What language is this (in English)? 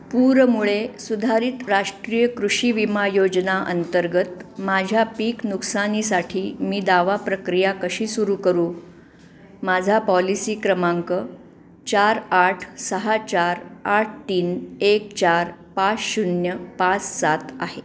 Marathi